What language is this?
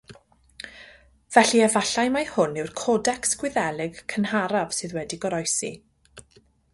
Welsh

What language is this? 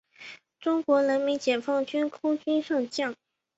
Chinese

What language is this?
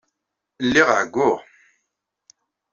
Kabyle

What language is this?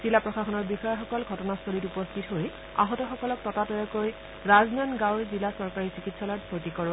Assamese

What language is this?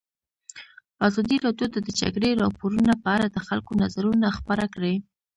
Pashto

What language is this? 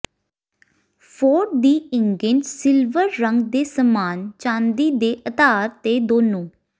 Punjabi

